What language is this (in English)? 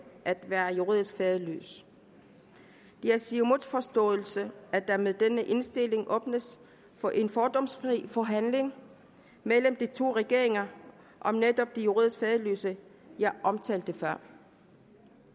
Danish